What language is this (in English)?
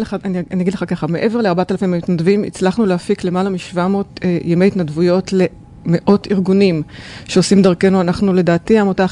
Hebrew